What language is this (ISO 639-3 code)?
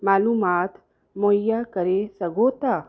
snd